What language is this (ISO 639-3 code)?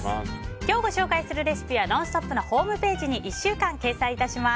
jpn